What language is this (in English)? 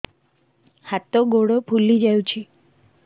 Odia